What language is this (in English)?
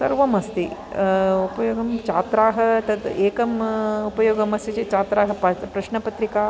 Sanskrit